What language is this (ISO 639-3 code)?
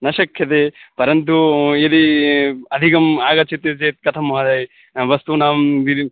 san